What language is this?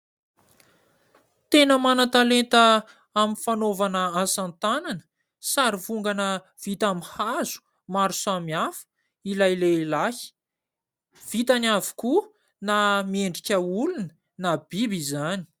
Malagasy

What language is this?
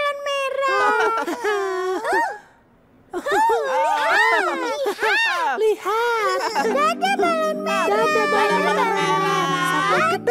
Indonesian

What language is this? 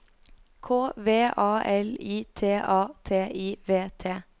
Norwegian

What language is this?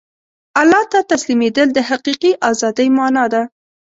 Pashto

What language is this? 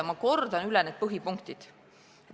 Estonian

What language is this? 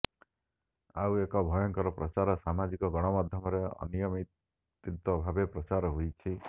Odia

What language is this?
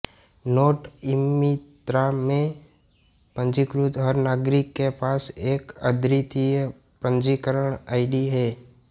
Hindi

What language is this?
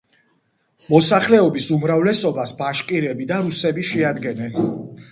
Georgian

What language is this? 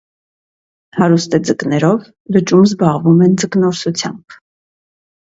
Armenian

